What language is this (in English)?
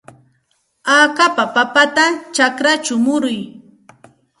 Santa Ana de Tusi Pasco Quechua